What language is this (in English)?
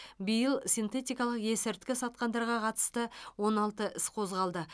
Kazakh